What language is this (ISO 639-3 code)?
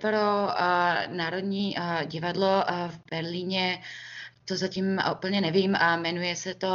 ces